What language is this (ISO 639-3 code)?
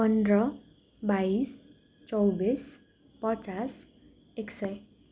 nep